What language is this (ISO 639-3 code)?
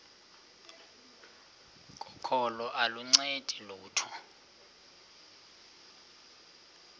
xho